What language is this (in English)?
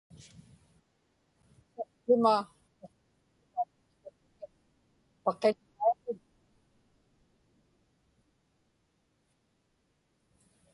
Inupiaq